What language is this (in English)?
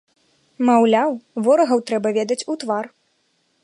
Belarusian